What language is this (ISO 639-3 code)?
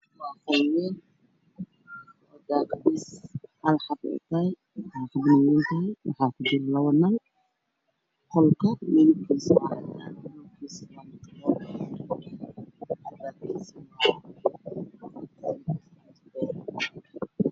som